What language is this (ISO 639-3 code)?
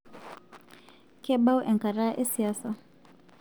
mas